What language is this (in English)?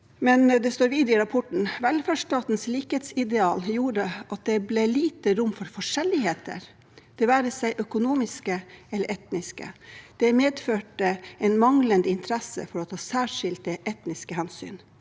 Norwegian